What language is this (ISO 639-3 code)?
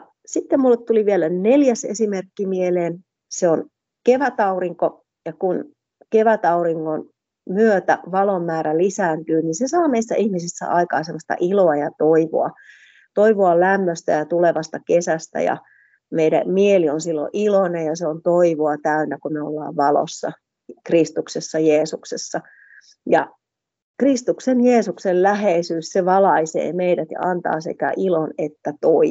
fin